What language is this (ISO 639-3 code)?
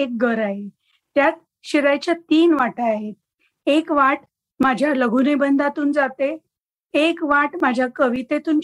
mar